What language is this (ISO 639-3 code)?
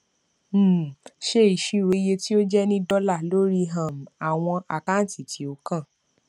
yor